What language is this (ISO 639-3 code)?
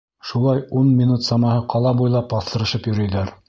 bak